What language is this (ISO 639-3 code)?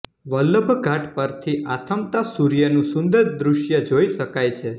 guj